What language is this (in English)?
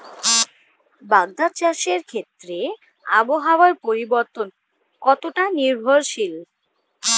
Bangla